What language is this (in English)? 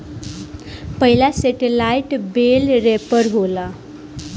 Bhojpuri